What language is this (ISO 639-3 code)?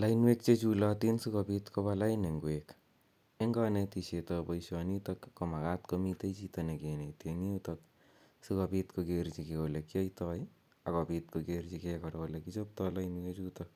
kln